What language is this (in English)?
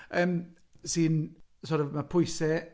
Welsh